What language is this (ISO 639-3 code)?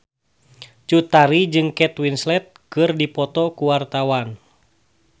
sun